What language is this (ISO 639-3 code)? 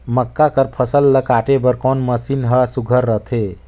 hne